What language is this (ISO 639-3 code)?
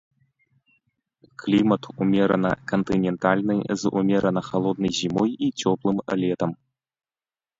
bel